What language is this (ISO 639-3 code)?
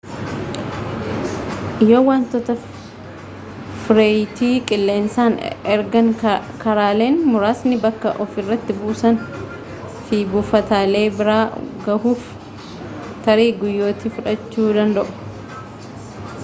orm